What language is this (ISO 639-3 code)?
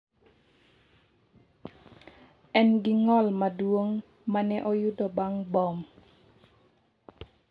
luo